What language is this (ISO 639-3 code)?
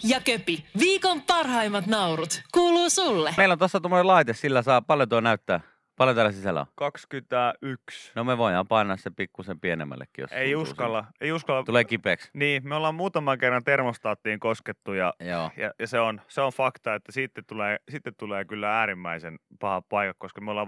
fin